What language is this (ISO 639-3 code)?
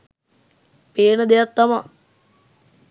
sin